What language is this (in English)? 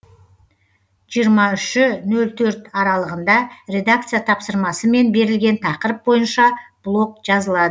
Kazakh